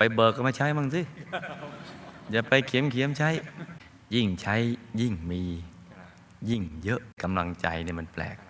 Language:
Thai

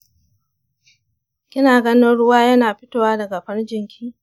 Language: Hausa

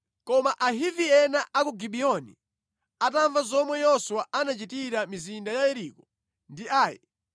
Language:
Nyanja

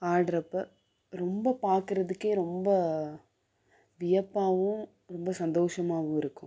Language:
Tamil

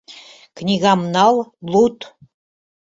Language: Mari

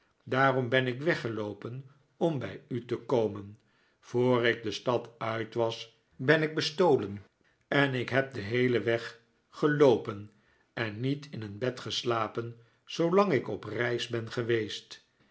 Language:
Dutch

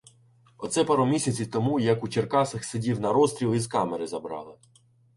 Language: Ukrainian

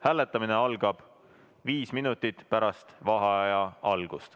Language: Estonian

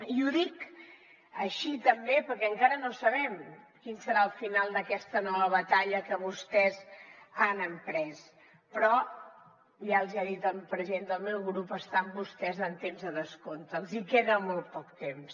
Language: Catalan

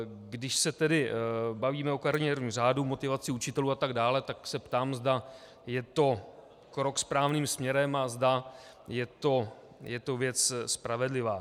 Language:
Czech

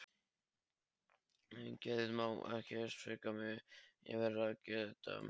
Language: Icelandic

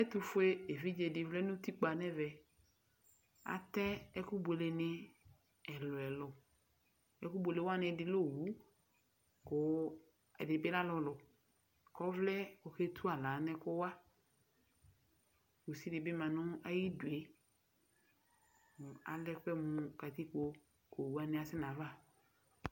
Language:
Ikposo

